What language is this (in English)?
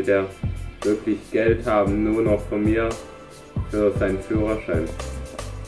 German